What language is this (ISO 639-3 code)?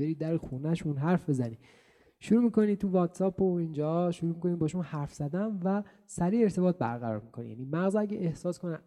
fas